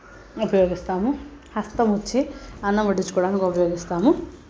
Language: Telugu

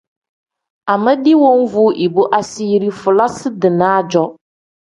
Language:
Tem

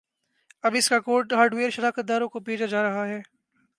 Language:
Urdu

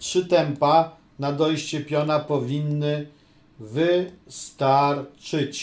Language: Polish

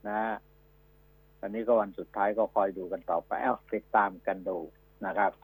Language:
Thai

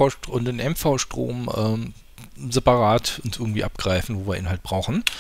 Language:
German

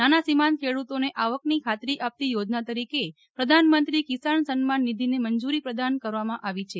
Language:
Gujarati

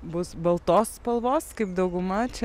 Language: Lithuanian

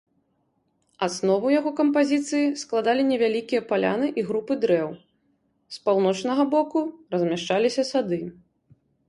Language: Belarusian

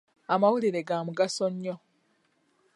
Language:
Ganda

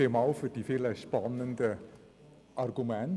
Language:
Swiss German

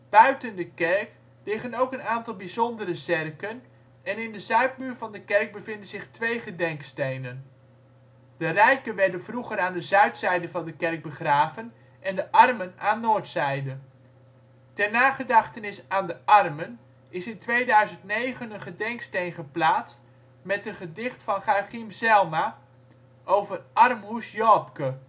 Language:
Dutch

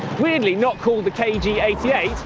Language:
English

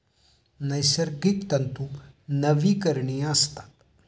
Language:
Marathi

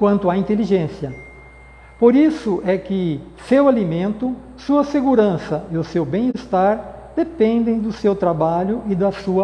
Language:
Portuguese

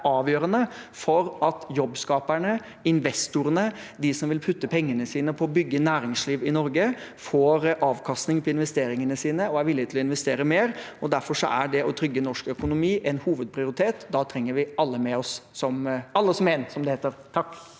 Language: Norwegian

